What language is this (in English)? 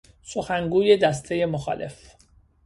Persian